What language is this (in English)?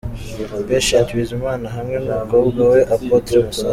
Kinyarwanda